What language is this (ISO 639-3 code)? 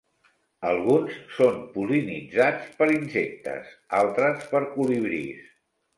cat